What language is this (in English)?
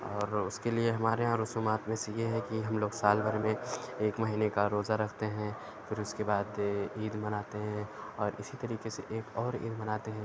Urdu